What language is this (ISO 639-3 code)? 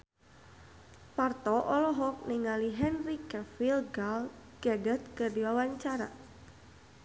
sun